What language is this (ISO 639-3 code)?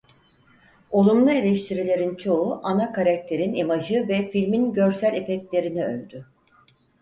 tur